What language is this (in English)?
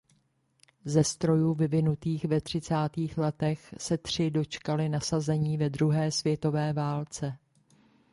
Czech